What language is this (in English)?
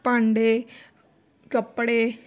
Punjabi